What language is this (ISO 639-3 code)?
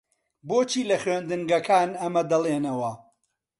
ckb